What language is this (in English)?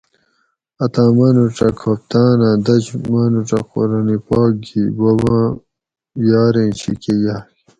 Gawri